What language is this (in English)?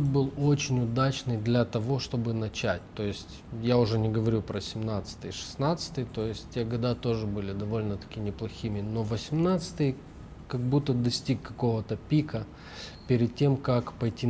Russian